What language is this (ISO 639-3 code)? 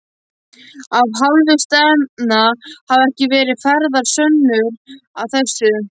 isl